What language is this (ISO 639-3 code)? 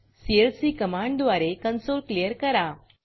mar